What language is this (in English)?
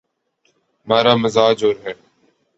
Urdu